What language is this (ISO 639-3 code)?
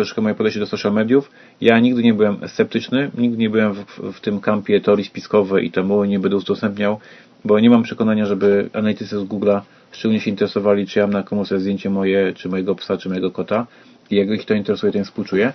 pol